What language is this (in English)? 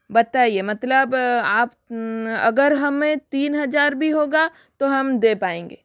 Hindi